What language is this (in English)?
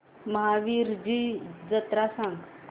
Marathi